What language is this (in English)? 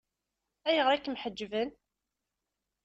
Kabyle